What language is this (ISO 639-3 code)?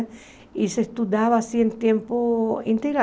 por